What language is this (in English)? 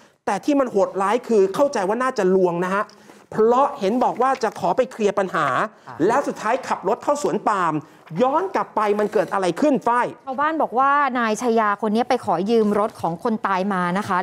Thai